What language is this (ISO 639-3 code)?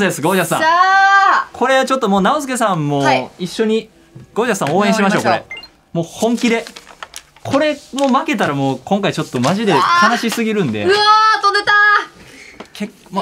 jpn